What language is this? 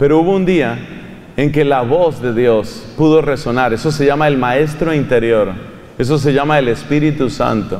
Spanish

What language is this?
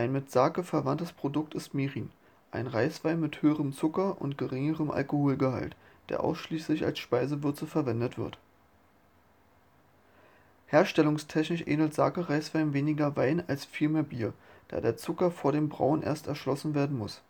German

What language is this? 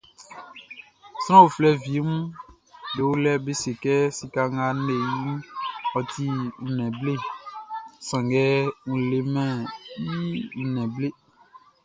Baoulé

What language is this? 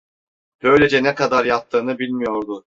Turkish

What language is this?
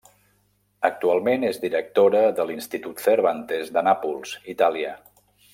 Catalan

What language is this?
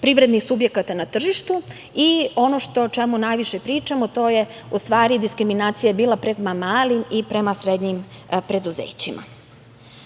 Serbian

